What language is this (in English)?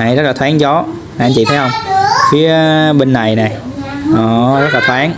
Vietnamese